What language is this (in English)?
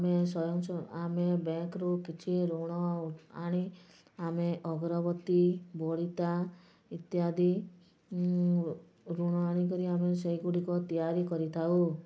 Odia